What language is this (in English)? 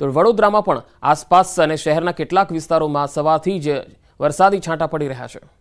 Hindi